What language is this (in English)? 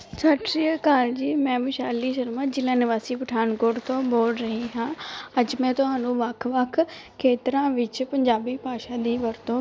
Punjabi